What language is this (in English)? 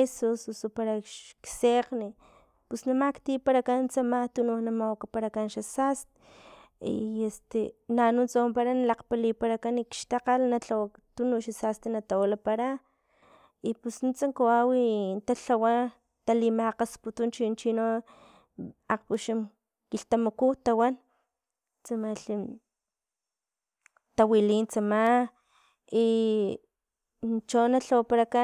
Filomena Mata-Coahuitlán Totonac